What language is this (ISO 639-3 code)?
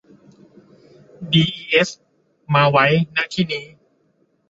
tha